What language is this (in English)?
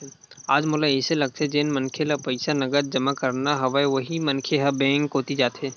Chhattisgarhi